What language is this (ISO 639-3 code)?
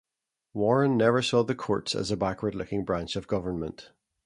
eng